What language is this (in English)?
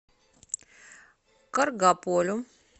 Russian